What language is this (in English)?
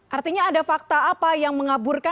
Indonesian